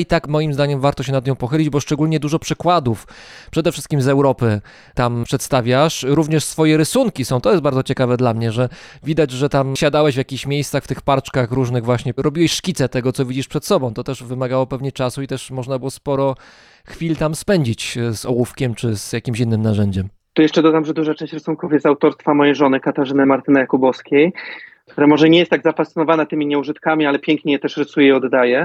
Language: Polish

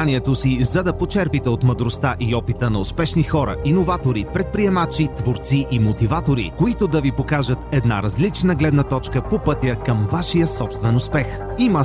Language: Bulgarian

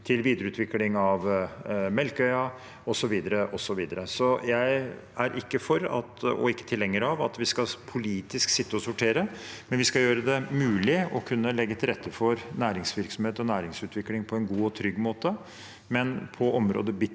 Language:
Norwegian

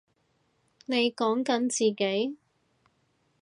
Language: Cantonese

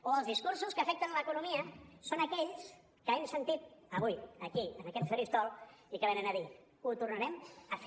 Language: Catalan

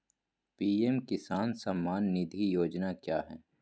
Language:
Magahi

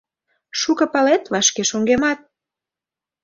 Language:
Mari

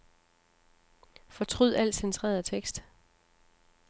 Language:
Danish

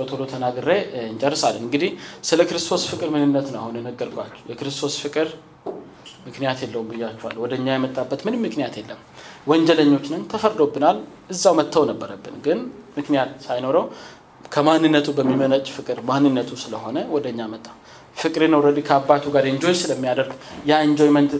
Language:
Amharic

